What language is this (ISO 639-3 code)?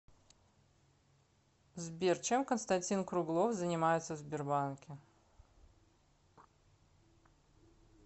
rus